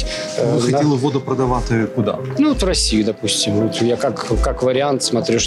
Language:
Ukrainian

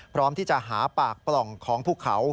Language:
Thai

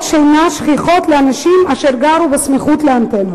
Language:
Hebrew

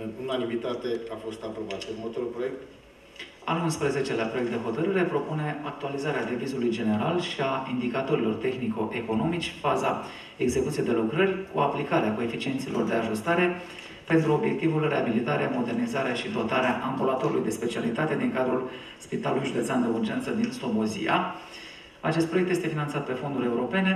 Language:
Romanian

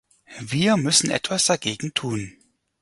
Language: German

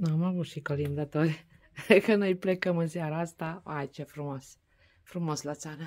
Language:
Romanian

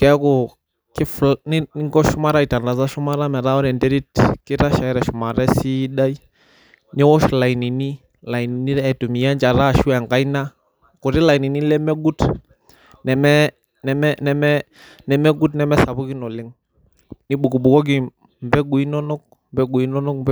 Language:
Masai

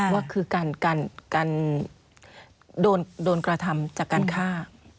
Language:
Thai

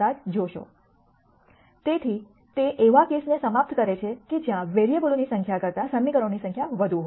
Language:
Gujarati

